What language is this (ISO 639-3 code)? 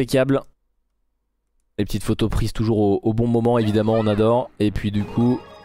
fra